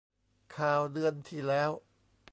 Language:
Thai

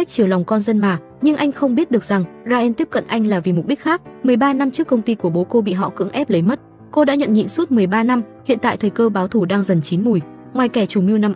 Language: Vietnamese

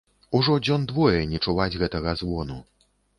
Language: Belarusian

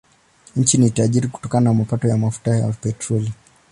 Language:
Swahili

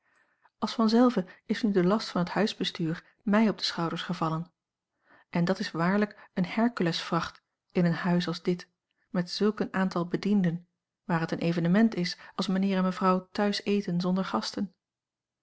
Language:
Dutch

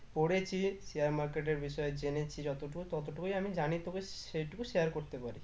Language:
Bangla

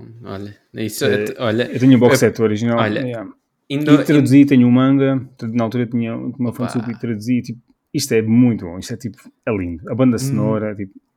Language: Portuguese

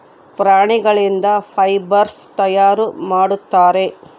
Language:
Kannada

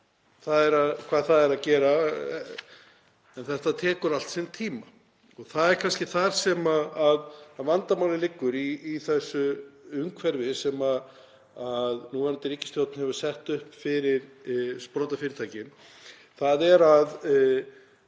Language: Icelandic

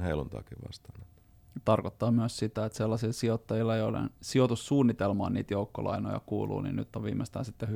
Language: Finnish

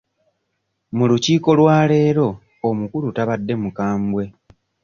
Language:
Ganda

